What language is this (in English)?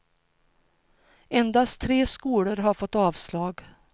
Swedish